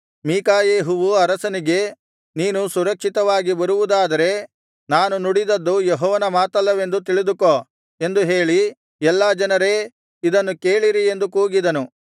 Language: Kannada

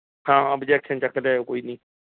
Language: Punjabi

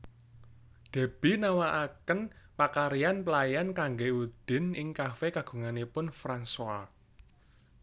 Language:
Javanese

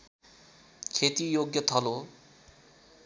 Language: Nepali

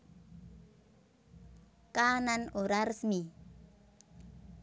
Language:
Javanese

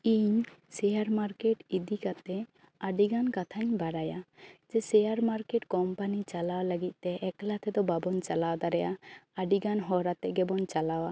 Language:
Santali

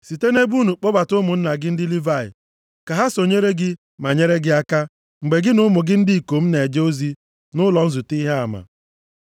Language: Igbo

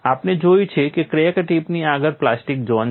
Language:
Gujarati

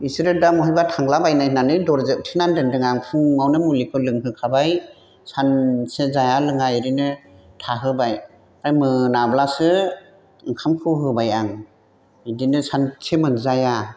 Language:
Bodo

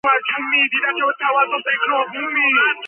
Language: Georgian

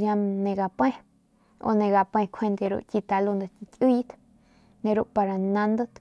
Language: Northern Pame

